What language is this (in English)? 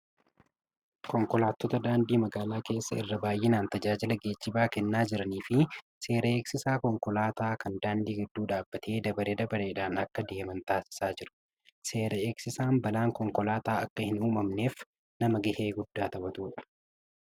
Oromo